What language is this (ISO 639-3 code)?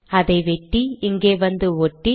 tam